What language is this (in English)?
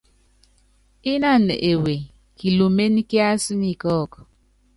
Yangben